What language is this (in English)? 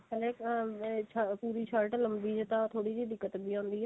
Punjabi